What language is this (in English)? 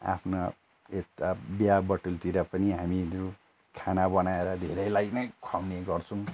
Nepali